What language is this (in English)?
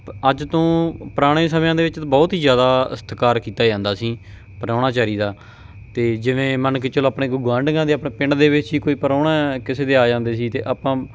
Punjabi